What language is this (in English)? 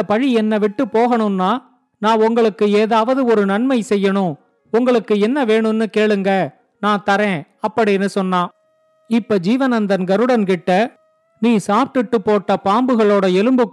Tamil